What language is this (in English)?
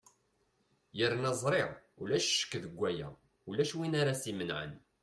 Kabyle